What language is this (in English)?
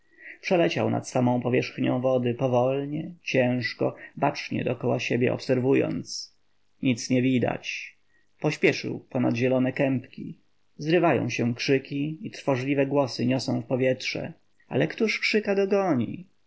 Polish